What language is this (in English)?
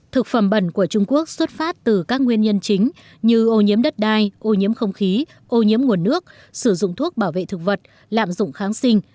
Vietnamese